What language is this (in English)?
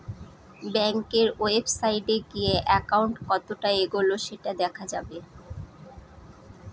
Bangla